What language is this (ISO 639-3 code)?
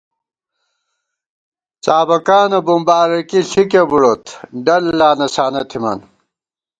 gwt